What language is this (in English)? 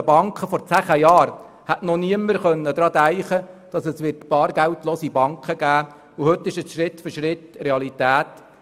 Swiss German